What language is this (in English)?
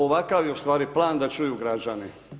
Croatian